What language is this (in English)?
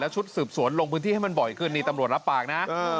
Thai